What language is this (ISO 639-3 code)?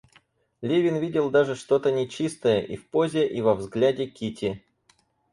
rus